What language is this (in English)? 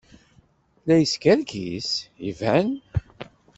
Kabyle